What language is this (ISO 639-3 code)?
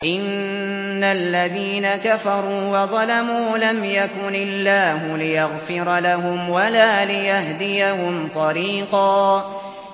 ara